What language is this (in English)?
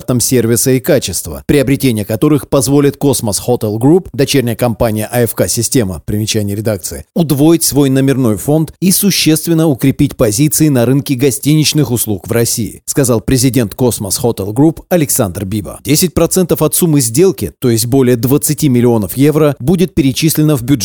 Russian